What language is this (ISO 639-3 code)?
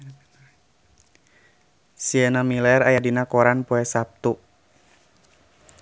sun